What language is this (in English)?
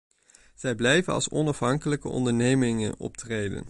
Dutch